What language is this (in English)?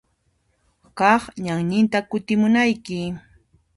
Puno Quechua